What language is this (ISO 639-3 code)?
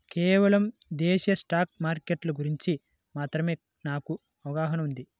tel